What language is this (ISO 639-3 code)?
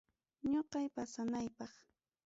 quy